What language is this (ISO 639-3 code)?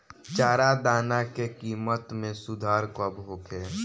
bho